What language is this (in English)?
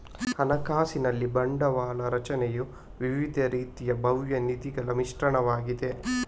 Kannada